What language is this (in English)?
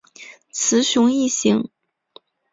Chinese